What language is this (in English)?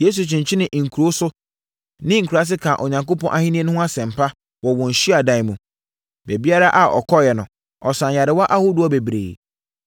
Akan